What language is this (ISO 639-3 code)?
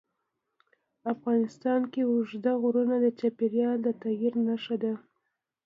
pus